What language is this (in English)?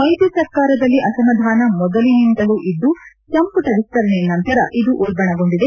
Kannada